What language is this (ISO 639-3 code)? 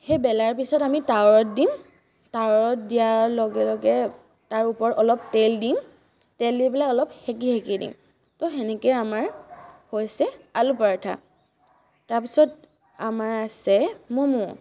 asm